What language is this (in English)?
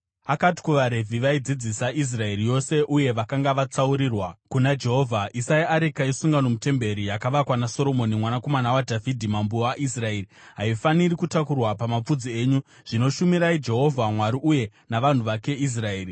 Shona